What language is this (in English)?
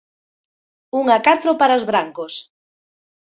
Galician